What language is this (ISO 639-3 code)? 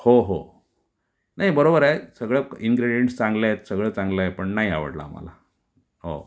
mar